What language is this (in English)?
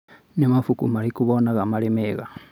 Kikuyu